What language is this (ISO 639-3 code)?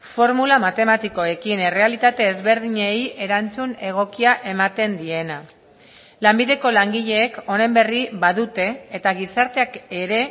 eus